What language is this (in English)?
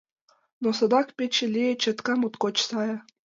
Mari